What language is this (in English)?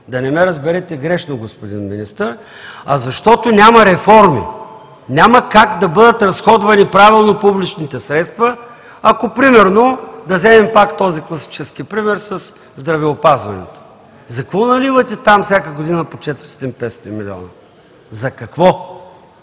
Bulgarian